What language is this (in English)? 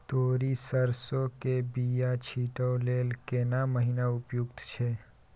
Maithili